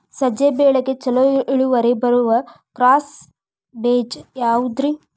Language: Kannada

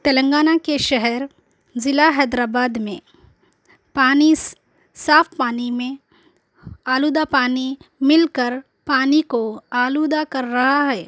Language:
Urdu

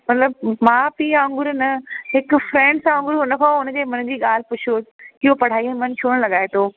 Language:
Sindhi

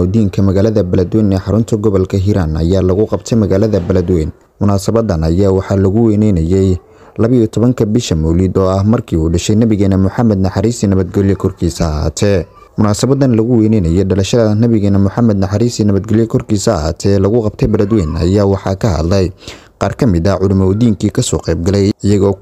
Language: Arabic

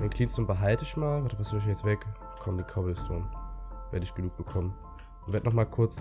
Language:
German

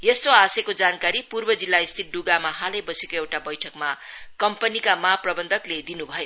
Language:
Nepali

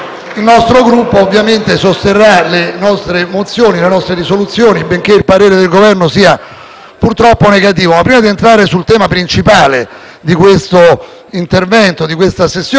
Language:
Italian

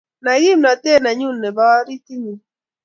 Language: Kalenjin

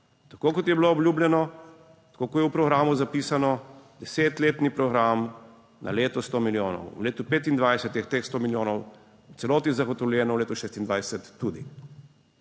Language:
Slovenian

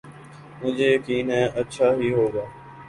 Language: Urdu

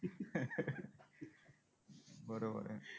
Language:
Marathi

